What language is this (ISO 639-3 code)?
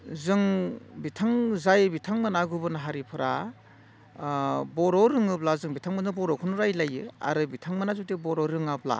brx